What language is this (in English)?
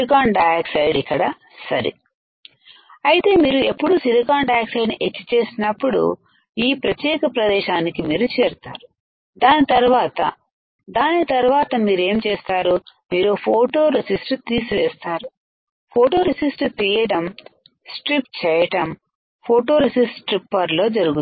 Telugu